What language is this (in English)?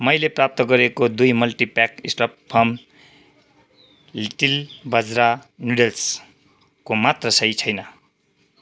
Nepali